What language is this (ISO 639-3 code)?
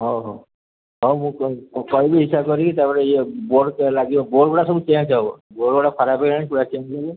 ori